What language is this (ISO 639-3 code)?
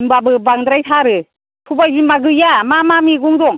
brx